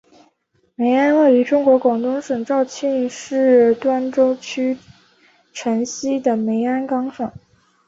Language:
Chinese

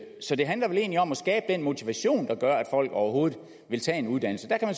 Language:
Danish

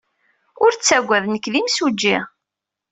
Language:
Kabyle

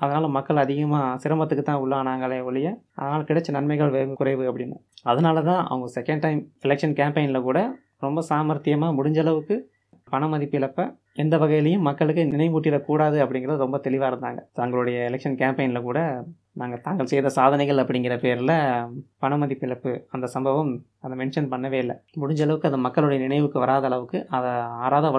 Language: Tamil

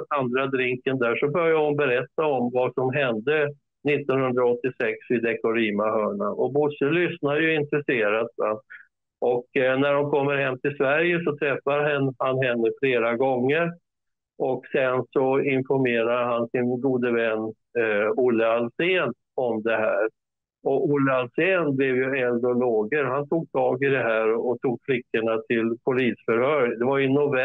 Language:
Swedish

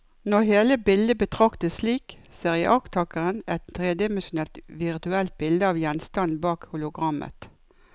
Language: Norwegian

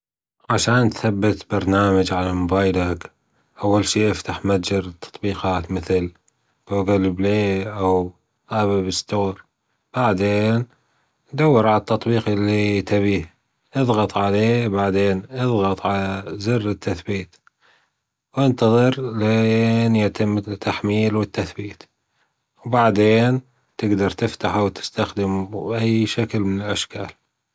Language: Gulf Arabic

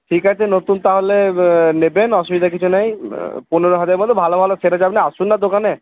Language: Bangla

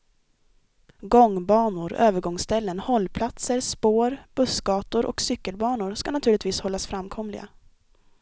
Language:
Swedish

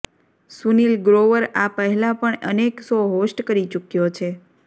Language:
Gujarati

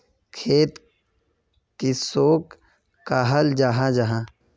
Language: Magahi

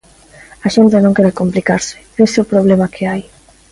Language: Galician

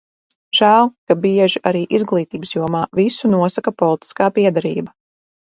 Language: Latvian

